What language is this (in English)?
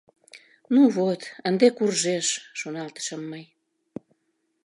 Mari